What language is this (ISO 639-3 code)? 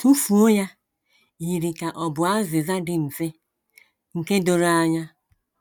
ibo